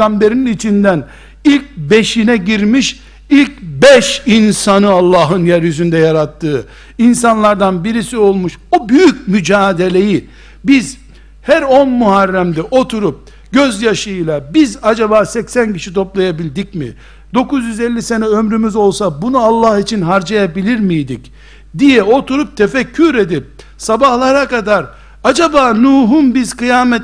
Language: Turkish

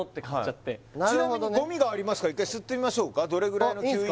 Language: Japanese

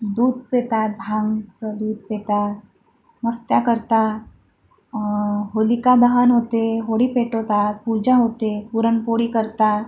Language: Marathi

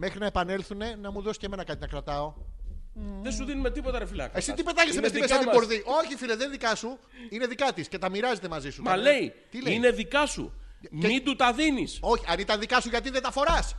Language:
Greek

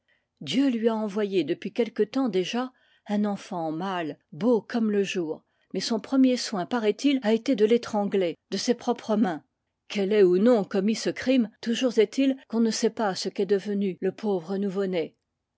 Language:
French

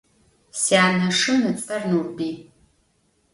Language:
Adyghe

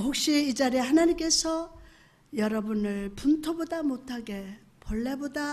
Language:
Korean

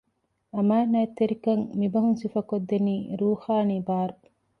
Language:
Divehi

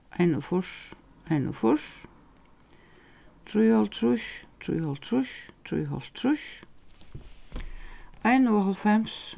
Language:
Faroese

